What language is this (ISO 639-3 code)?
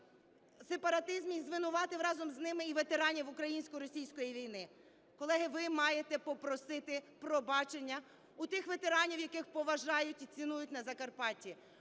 ukr